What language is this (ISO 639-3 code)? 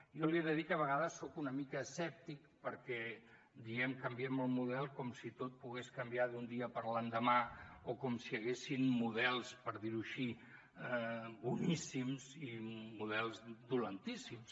cat